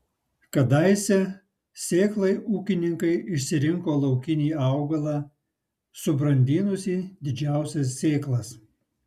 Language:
Lithuanian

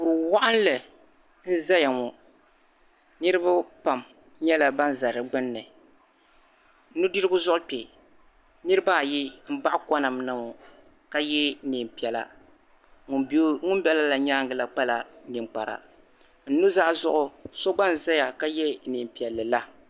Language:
Dagbani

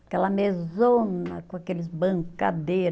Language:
Portuguese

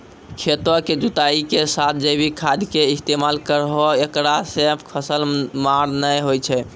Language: Maithili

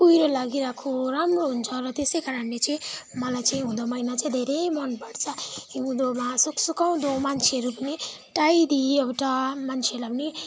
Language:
Nepali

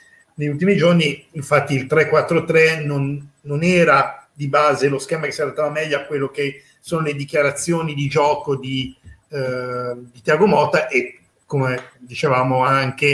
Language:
Italian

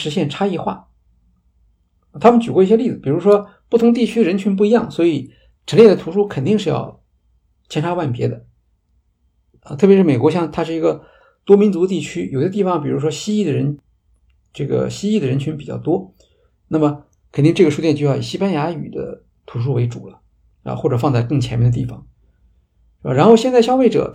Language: Chinese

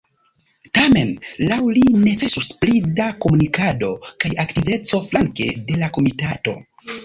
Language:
Esperanto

